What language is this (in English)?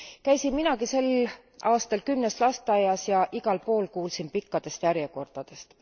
Estonian